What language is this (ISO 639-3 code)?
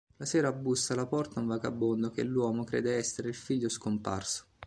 ita